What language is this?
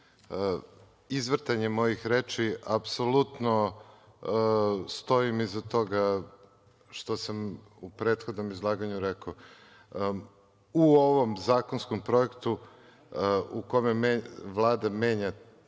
Serbian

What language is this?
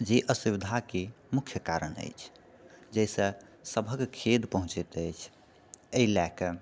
Maithili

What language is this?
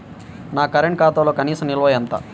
Telugu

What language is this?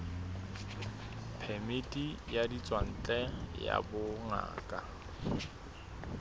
Southern Sotho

